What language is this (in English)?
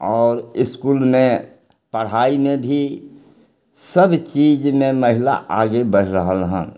Maithili